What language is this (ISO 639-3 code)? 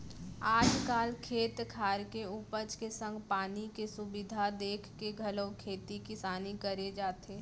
hne